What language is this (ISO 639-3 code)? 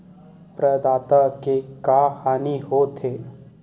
hne